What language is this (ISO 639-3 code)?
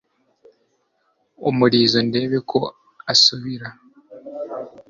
kin